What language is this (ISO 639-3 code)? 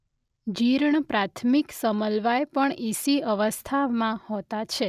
guj